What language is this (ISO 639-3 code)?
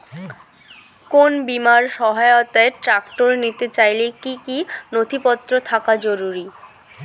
ben